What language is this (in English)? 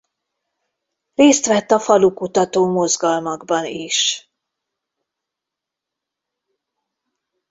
Hungarian